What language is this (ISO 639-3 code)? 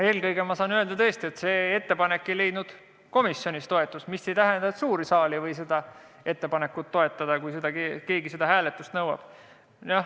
est